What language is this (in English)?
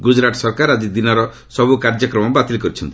Odia